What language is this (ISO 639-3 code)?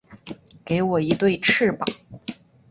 zho